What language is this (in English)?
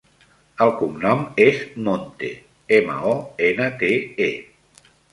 Catalan